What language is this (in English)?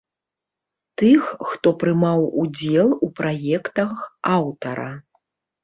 Belarusian